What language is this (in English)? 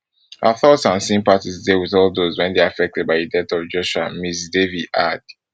Nigerian Pidgin